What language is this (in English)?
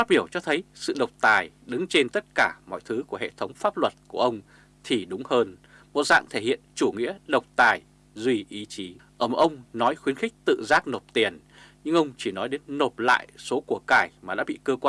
Vietnamese